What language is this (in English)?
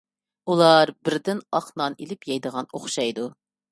Uyghur